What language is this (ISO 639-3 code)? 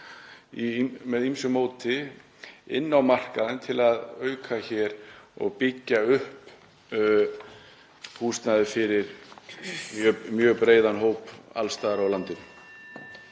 isl